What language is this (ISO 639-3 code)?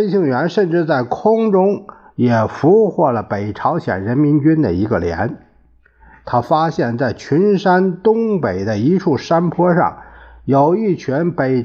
zho